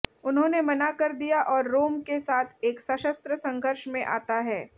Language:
Hindi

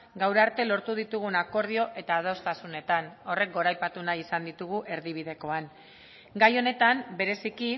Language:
Basque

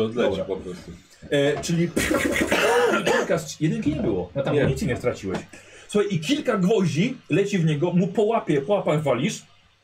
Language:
Polish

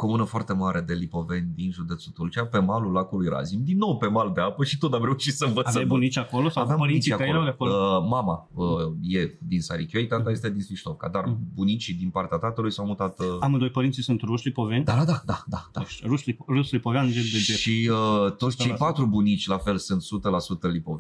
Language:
Romanian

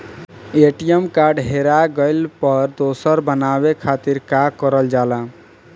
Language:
Bhojpuri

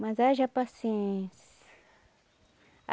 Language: Portuguese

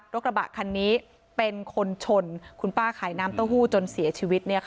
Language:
Thai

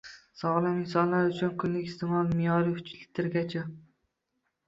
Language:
Uzbek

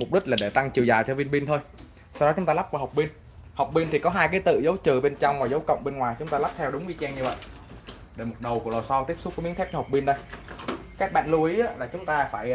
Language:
Vietnamese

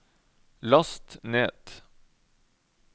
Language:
Norwegian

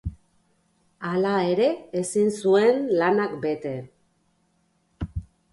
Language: Basque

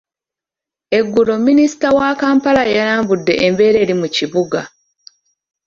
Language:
Ganda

